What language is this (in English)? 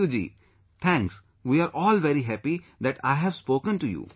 English